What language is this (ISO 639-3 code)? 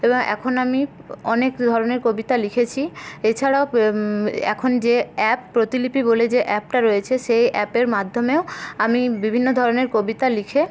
ben